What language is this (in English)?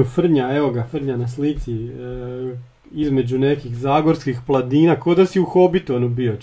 Croatian